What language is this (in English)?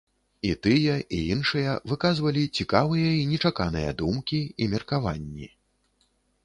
Belarusian